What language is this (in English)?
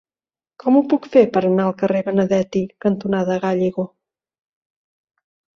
Catalan